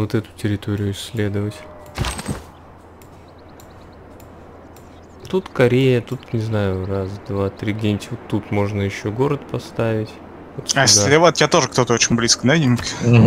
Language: Russian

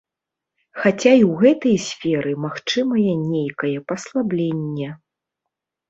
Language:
Belarusian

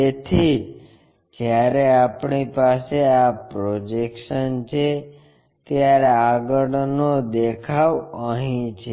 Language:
Gujarati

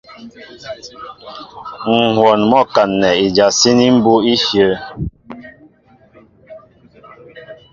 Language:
Mbo (Cameroon)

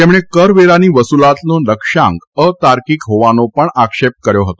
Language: Gujarati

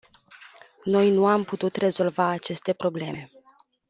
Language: Romanian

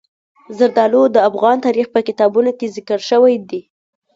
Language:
Pashto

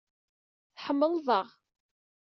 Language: Kabyle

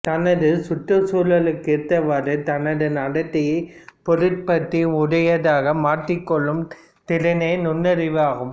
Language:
Tamil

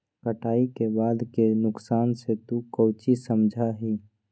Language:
Magahi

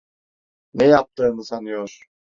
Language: Turkish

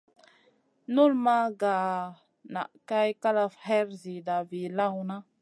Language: Masana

